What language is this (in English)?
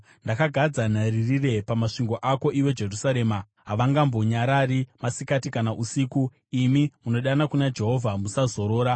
Shona